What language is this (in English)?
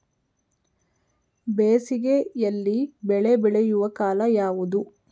Kannada